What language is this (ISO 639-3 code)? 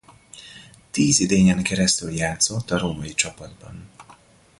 hun